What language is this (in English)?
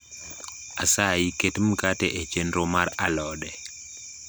Luo (Kenya and Tanzania)